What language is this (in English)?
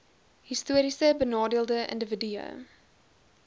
Afrikaans